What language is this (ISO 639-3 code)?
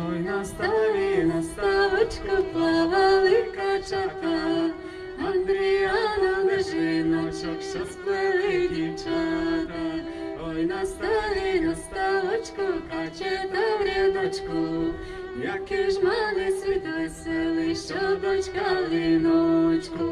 ukr